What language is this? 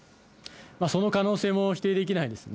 Japanese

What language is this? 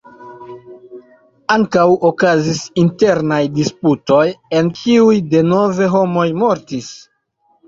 Esperanto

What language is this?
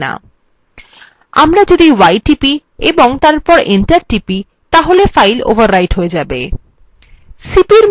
Bangla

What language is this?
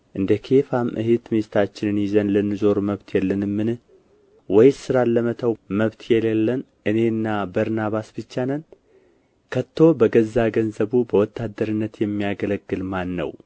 Amharic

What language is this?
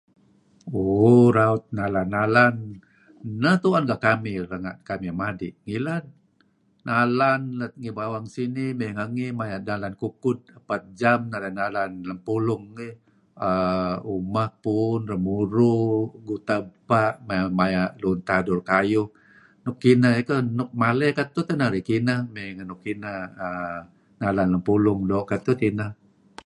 Kelabit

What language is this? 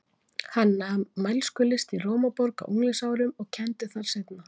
Icelandic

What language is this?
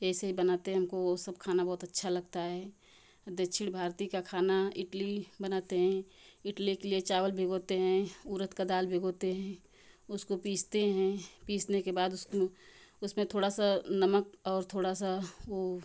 Hindi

